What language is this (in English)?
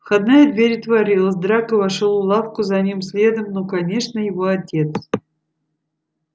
Russian